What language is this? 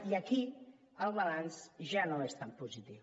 Catalan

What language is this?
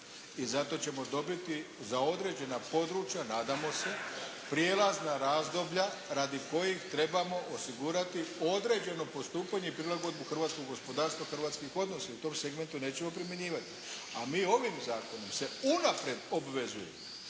Croatian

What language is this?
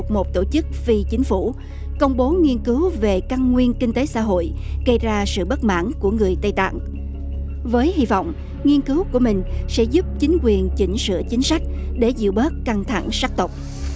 Vietnamese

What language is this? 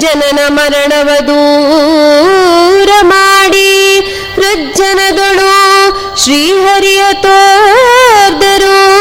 Kannada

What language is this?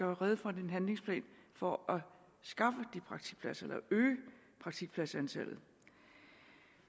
Danish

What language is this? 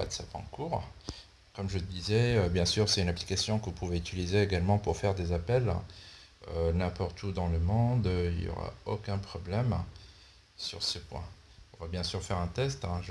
French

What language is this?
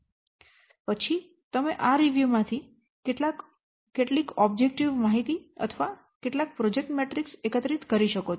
Gujarati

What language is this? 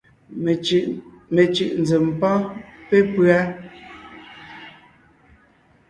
Ngiemboon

